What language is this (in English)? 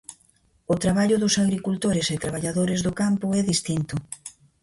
Galician